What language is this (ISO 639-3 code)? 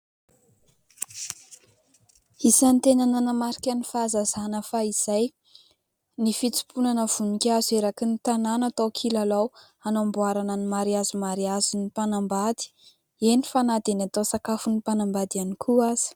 mlg